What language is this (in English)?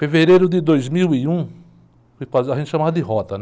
Portuguese